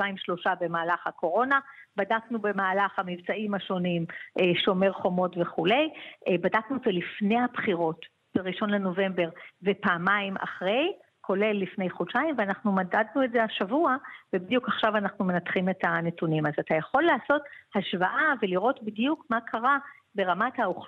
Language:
Hebrew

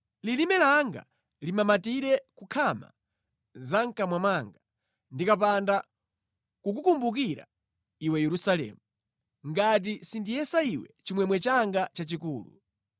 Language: Nyanja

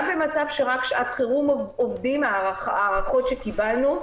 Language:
Hebrew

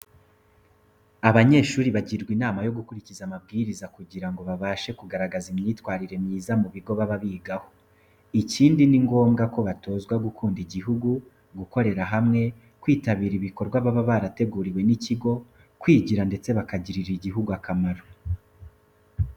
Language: Kinyarwanda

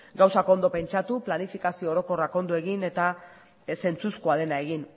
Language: Basque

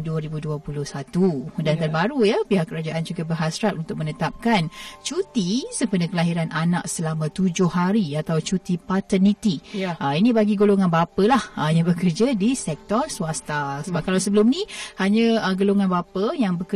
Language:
Malay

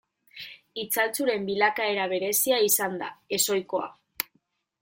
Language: Basque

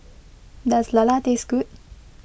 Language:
English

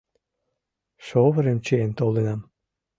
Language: Mari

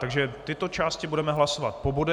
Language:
Czech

